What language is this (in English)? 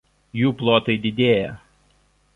Lithuanian